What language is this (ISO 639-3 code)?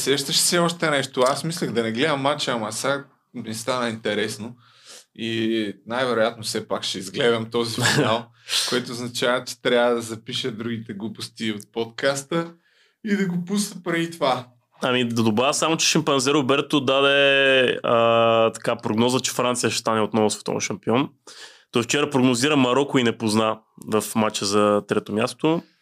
bul